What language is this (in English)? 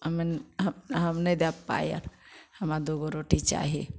Maithili